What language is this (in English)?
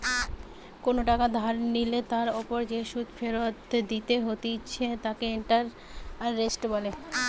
Bangla